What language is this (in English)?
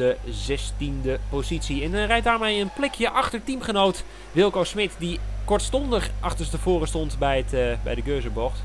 Dutch